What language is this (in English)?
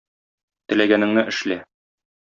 Tatar